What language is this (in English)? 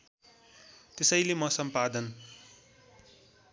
Nepali